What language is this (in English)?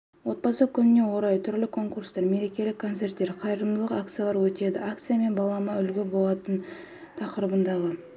Kazakh